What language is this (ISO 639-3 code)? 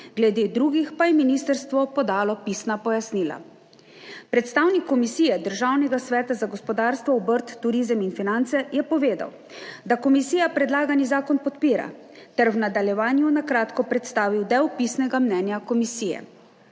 slv